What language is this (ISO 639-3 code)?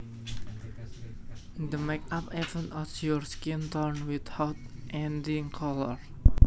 jav